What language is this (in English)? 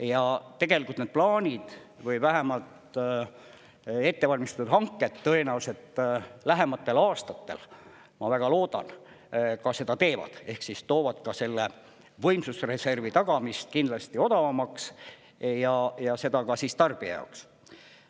Estonian